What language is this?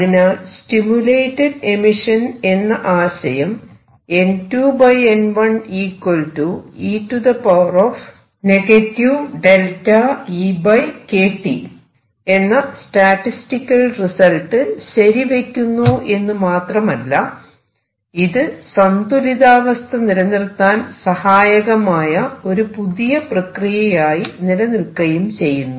Malayalam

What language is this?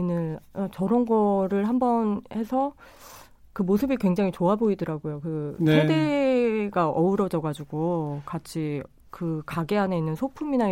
Korean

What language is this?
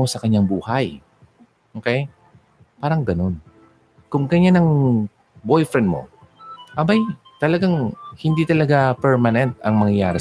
Filipino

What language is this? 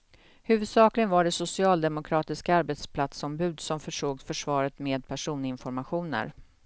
Swedish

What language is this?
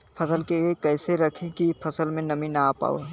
Bhojpuri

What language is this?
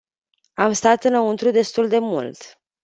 Romanian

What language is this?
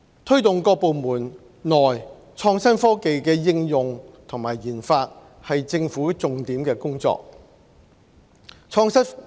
Cantonese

